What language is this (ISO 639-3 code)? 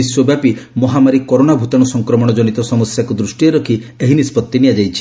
ori